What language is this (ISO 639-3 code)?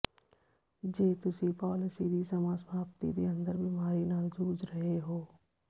pan